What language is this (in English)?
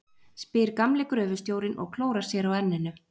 Icelandic